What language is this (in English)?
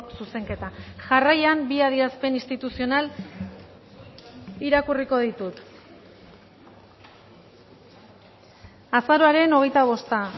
Basque